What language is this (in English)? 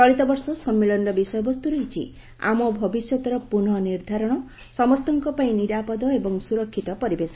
Odia